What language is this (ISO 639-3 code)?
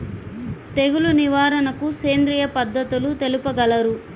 tel